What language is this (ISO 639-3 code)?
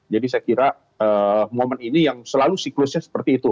ind